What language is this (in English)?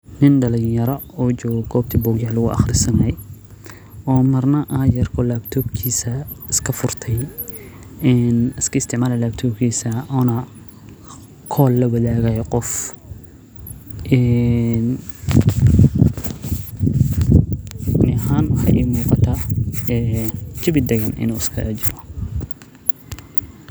Somali